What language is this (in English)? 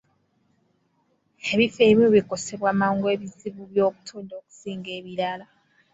Ganda